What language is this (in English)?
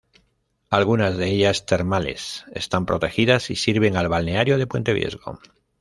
Spanish